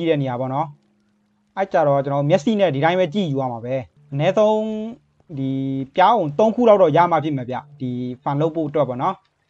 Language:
Thai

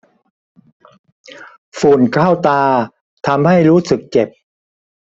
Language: Thai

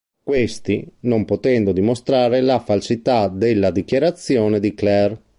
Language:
Italian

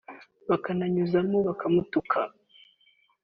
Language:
Kinyarwanda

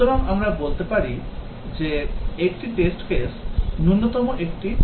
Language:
Bangla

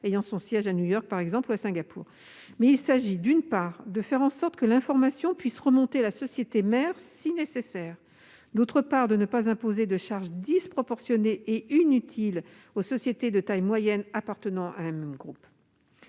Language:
French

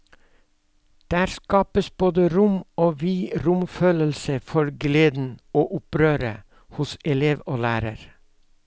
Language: Norwegian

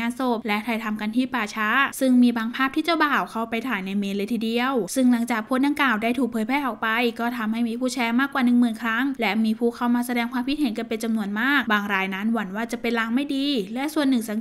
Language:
Thai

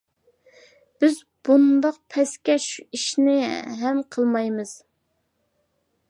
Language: Uyghur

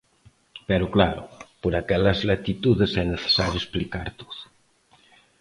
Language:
Galician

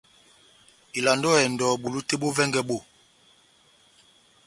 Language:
Batanga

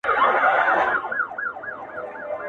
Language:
Pashto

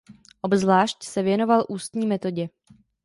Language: Czech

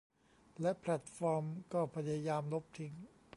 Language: Thai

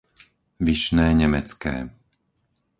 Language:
Slovak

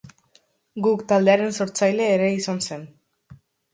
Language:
Basque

